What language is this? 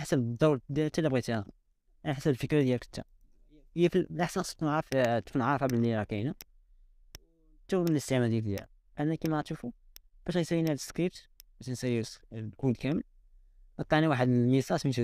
Arabic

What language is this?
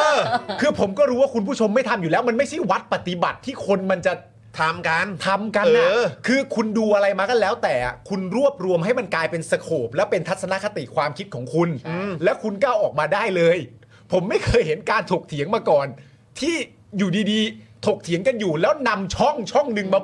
Thai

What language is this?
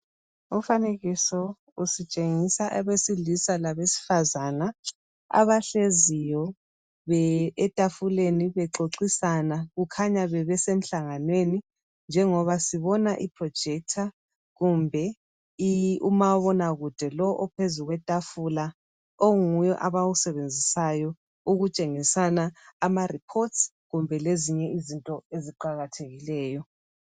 North Ndebele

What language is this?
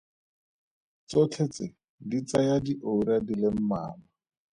Tswana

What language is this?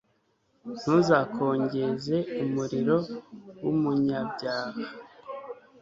Kinyarwanda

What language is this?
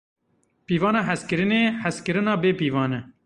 Kurdish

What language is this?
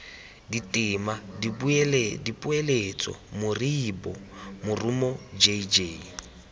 Tswana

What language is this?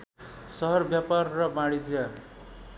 Nepali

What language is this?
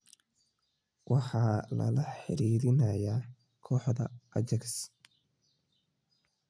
Somali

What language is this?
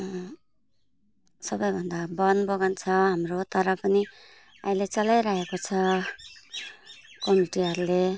Nepali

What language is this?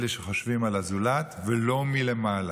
Hebrew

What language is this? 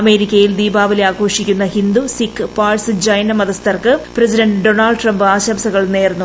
Malayalam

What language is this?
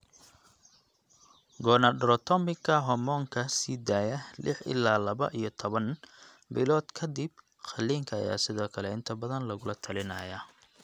Somali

